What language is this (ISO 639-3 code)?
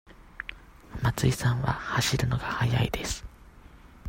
jpn